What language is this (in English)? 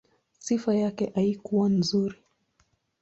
Swahili